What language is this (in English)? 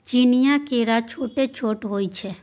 Maithili